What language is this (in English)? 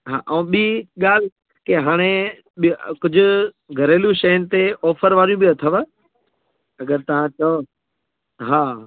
Sindhi